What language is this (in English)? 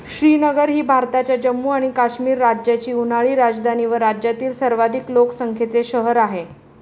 Marathi